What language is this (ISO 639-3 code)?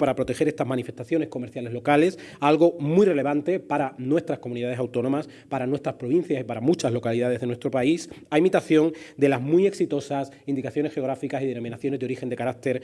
spa